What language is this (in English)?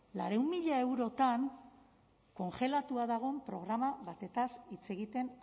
Basque